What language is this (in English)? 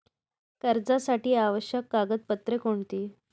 Marathi